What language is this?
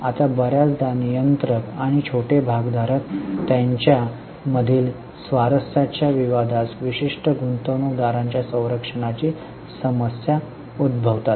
Marathi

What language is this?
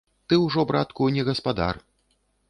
Belarusian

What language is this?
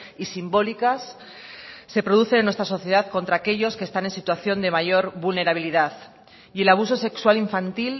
Spanish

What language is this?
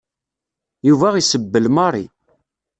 Kabyle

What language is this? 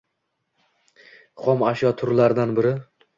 Uzbek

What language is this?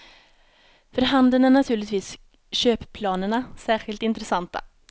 Swedish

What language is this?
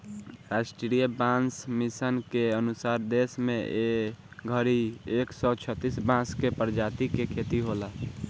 Bhojpuri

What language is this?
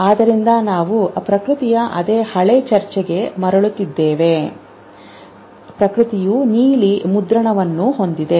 Kannada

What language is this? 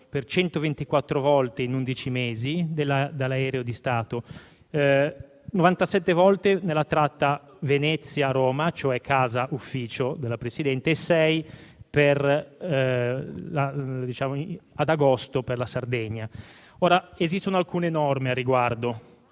Italian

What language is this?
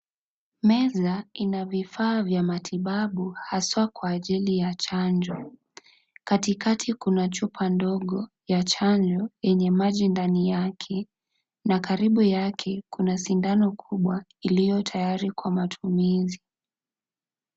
Swahili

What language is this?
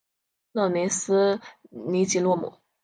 Chinese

